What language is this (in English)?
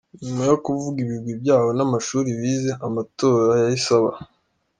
Kinyarwanda